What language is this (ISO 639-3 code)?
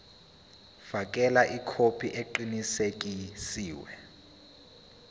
zul